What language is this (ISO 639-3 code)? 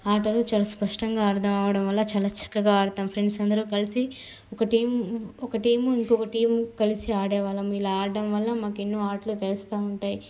tel